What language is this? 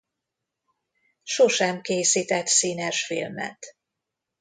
Hungarian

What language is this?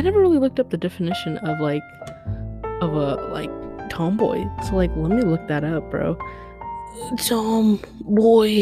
English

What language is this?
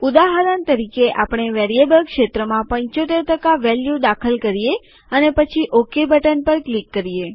Gujarati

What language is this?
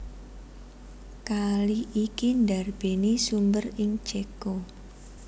Javanese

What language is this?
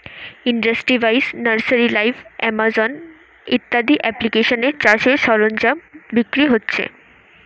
Bangla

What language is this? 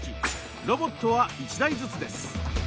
Japanese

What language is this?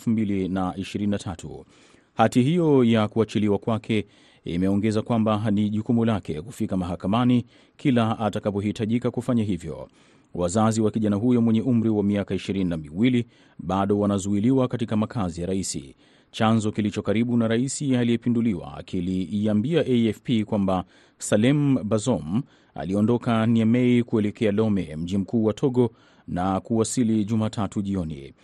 Swahili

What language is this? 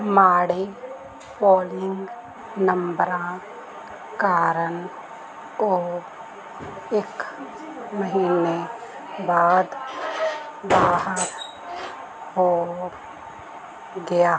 Punjabi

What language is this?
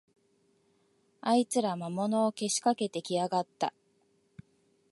Japanese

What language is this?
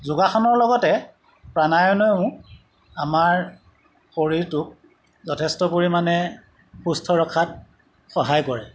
Assamese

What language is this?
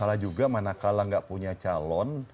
Indonesian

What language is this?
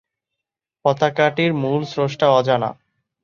Bangla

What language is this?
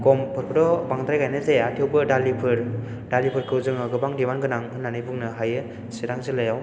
Bodo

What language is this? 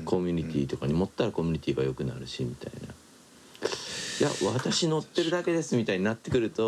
Japanese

